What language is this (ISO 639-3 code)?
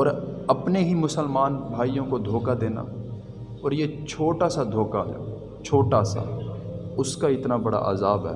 urd